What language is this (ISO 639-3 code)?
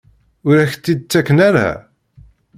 kab